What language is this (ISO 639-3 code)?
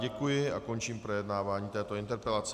ces